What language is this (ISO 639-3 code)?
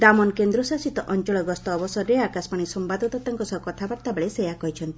ori